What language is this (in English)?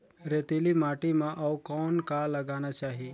Chhattisgarhi